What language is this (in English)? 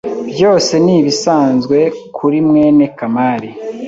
Kinyarwanda